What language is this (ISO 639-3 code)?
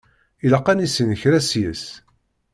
kab